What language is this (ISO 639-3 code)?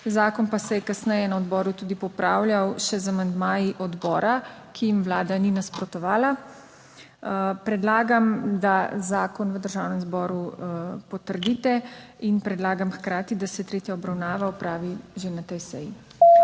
slv